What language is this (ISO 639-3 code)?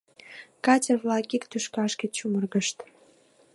chm